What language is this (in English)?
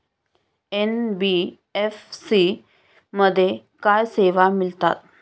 Marathi